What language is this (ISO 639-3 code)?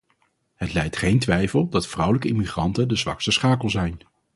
nld